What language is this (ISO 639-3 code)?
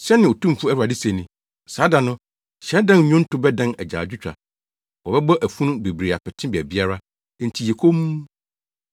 aka